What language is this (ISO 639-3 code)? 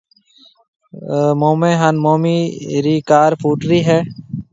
mve